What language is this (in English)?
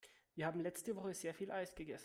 German